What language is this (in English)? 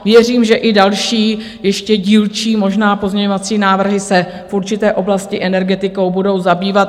Czech